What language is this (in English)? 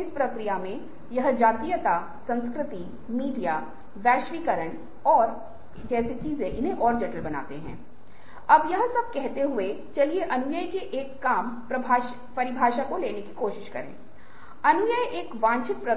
Hindi